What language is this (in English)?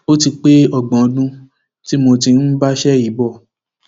Yoruba